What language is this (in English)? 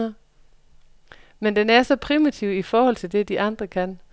Danish